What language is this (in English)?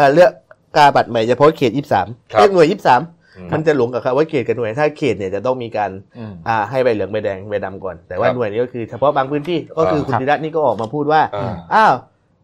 Thai